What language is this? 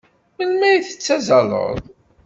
Kabyle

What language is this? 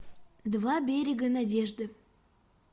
Russian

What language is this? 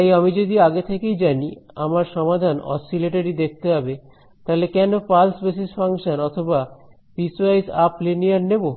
Bangla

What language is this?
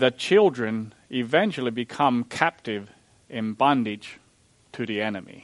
English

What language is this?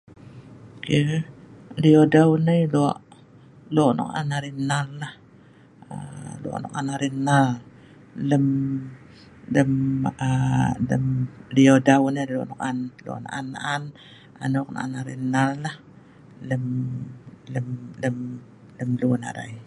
Sa'ban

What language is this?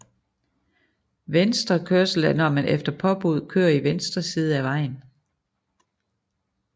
Danish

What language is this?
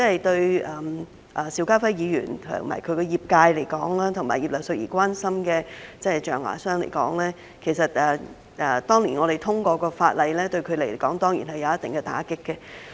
Cantonese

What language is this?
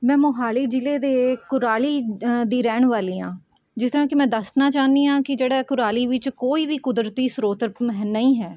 Punjabi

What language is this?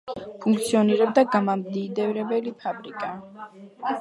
Georgian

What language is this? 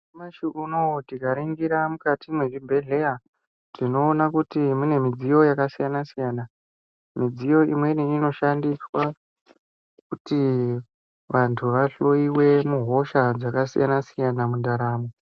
Ndau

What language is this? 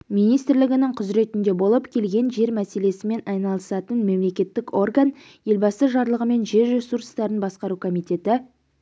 Kazakh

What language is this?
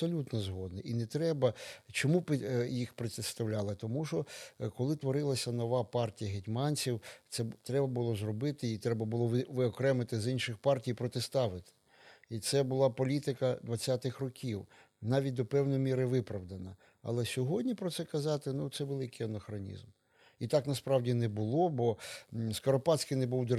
Ukrainian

